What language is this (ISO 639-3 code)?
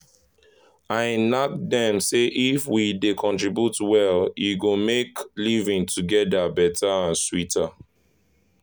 pcm